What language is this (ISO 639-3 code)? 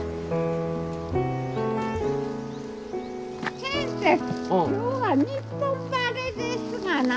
jpn